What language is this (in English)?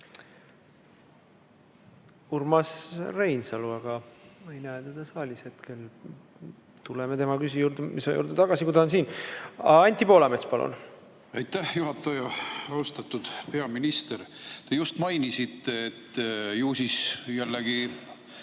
Estonian